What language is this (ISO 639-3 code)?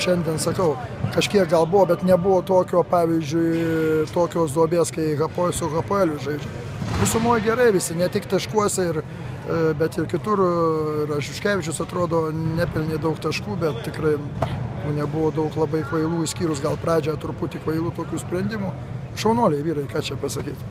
lit